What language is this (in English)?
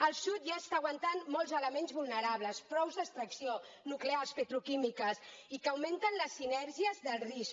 Catalan